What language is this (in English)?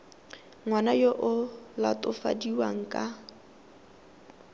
Tswana